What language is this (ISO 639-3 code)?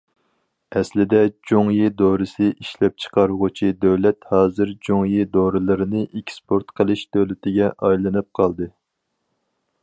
uig